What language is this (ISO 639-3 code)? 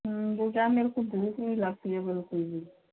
hin